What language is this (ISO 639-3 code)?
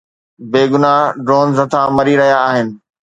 snd